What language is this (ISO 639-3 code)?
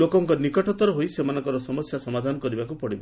ori